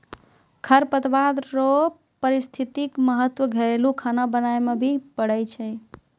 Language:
Maithili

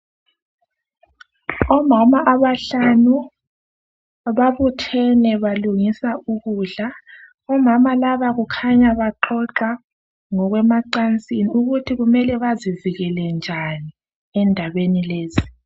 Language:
North Ndebele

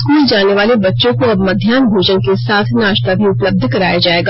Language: Hindi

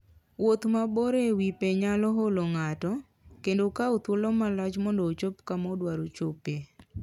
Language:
Luo (Kenya and Tanzania)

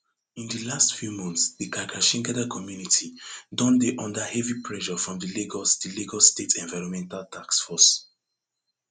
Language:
Nigerian Pidgin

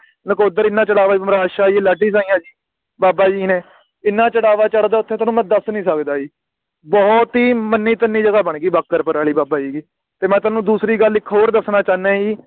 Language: Punjabi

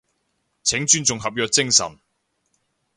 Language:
Cantonese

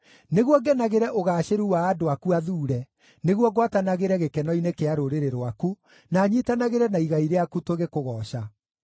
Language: Kikuyu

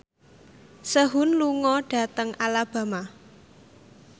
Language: Javanese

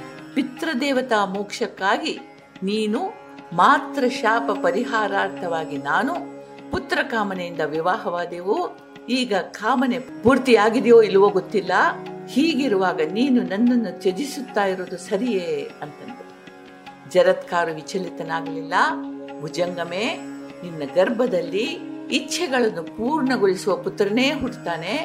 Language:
Kannada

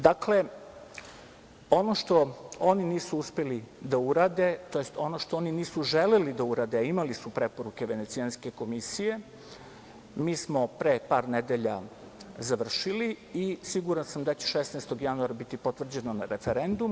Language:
Serbian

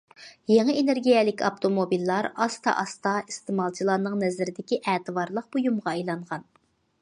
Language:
Uyghur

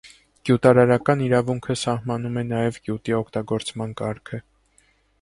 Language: Armenian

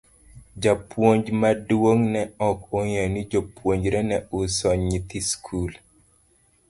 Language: Luo (Kenya and Tanzania)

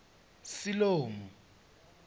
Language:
Venda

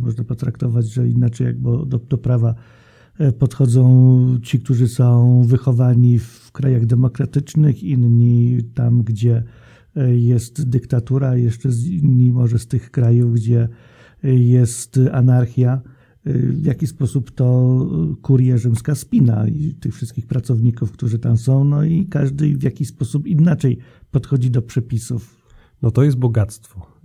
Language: Polish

